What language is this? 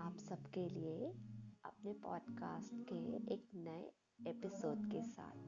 Hindi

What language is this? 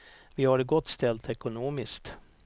Swedish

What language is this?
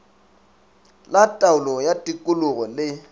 Northern Sotho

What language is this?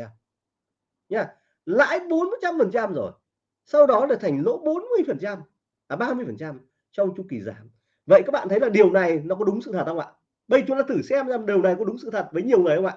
Vietnamese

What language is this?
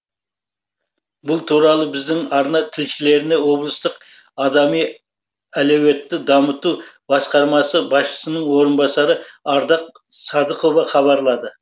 Kazakh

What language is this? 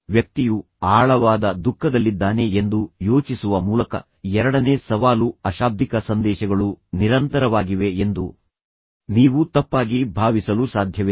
Kannada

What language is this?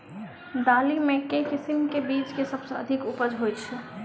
Maithili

